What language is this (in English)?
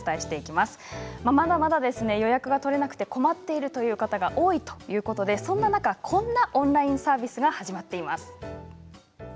Japanese